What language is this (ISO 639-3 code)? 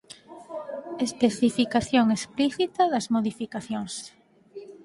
glg